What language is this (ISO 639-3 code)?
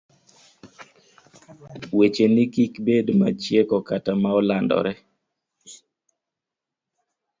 luo